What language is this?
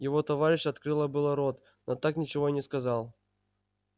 Russian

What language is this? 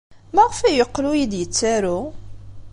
Kabyle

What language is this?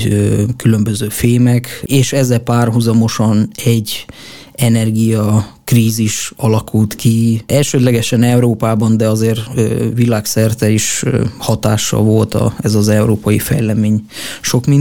Hungarian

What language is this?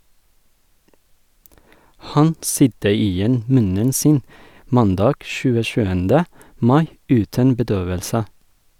Norwegian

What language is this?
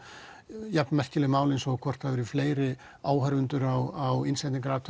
Icelandic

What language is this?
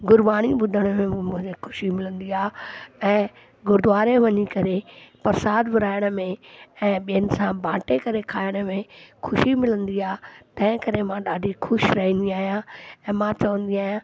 Sindhi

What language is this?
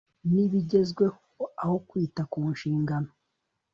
Kinyarwanda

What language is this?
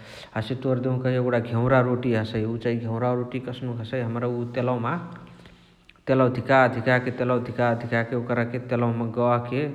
Chitwania Tharu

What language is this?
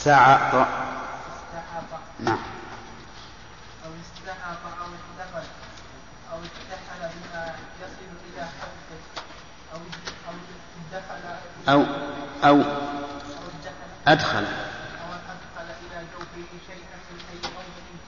Arabic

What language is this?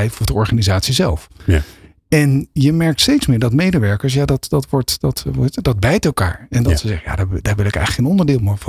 Dutch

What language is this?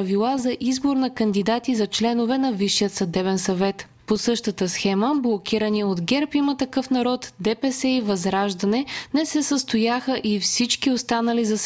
Bulgarian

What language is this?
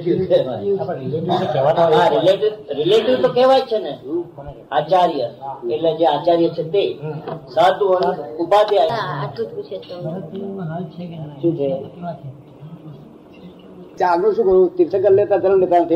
Gujarati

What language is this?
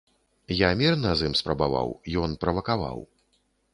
Belarusian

